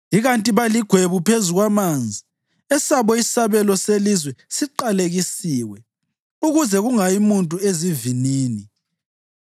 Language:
North Ndebele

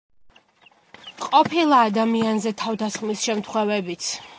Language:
Georgian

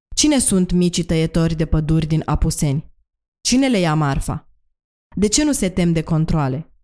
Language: Romanian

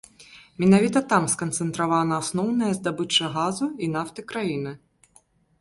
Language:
Belarusian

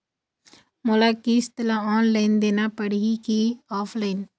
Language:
Chhattisgarhi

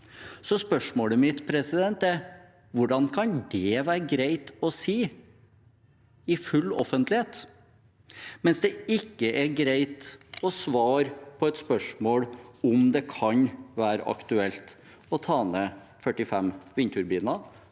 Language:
Norwegian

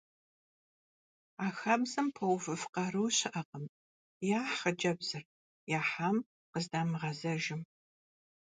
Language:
Kabardian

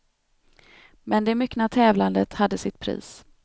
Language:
Swedish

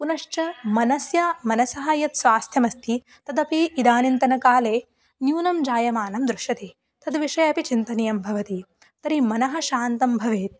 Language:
Sanskrit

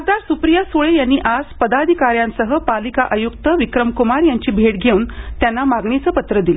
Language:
Marathi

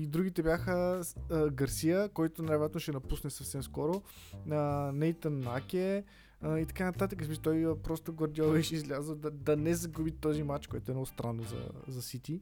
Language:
Bulgarian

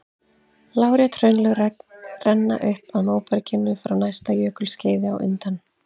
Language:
Icelandic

